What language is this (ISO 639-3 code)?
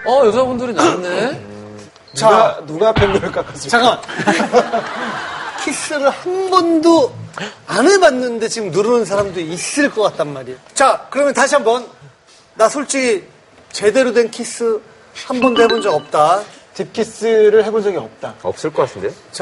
kor